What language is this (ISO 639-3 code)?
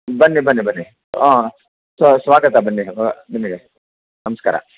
kan